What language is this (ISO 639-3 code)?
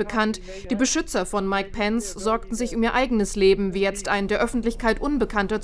deu